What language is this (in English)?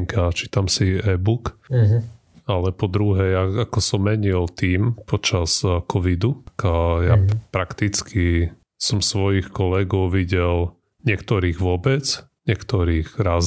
Slovak